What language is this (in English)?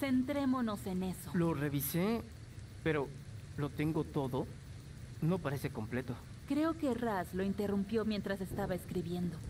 Spanish